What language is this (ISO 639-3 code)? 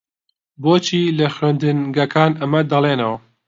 ckb